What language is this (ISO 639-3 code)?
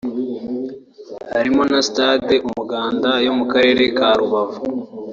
kin